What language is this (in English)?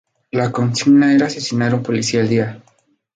Spanish